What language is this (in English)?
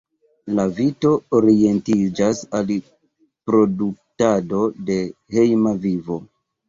Esperanto